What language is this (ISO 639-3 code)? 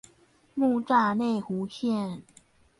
zho